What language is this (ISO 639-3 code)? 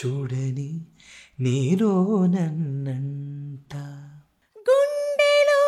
tel